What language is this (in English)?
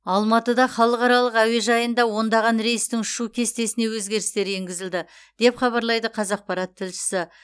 Kazakh